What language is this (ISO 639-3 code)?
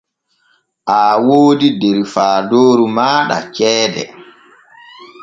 fue